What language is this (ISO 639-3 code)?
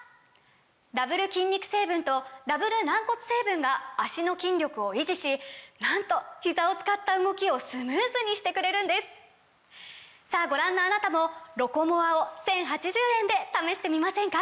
jpn